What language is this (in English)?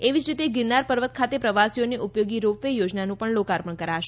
Gujarati